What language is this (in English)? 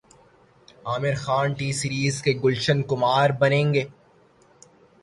Urdu